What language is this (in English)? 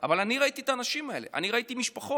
Hebrew